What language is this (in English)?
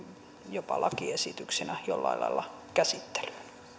Finnish